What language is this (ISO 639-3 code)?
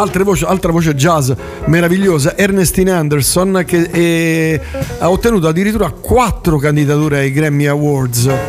ita